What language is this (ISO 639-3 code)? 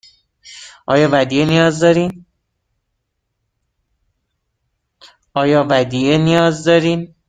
fas